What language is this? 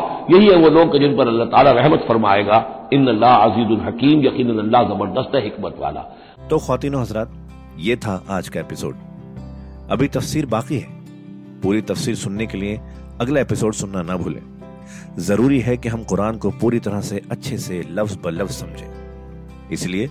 Hindi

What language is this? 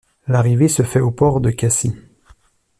French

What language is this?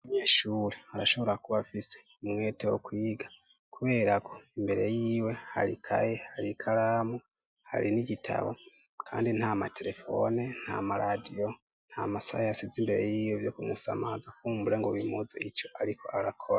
Rundi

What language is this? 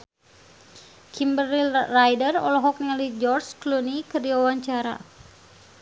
Sundanese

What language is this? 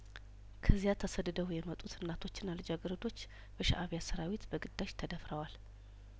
Amharic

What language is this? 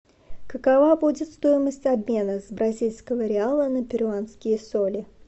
Russian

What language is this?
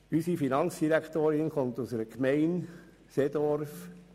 Swiss German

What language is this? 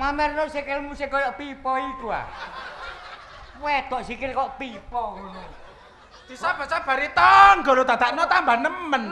Indonesian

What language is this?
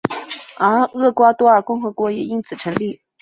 Chinese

